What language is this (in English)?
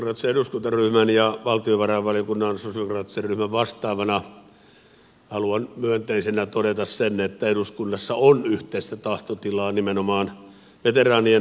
Finnish